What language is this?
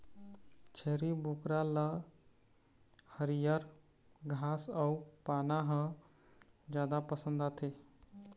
Chhattisgarhi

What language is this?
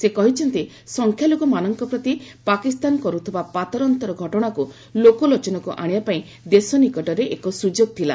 Odia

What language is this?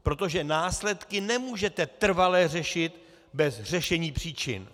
Czech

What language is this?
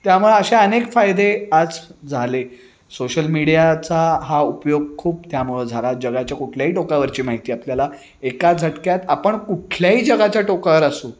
Marathi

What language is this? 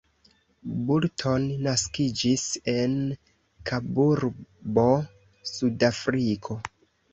Esperanto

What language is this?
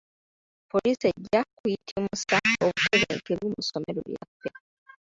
Ganda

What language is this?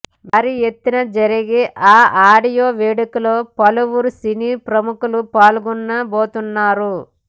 Telugu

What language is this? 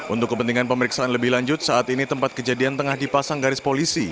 Indonesian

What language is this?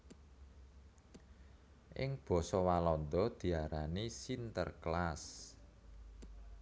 Javanese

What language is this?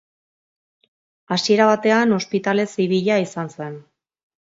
Basque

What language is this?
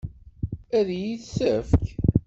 Kabyle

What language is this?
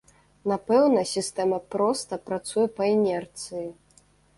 Belarusian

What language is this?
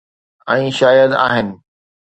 Sindhi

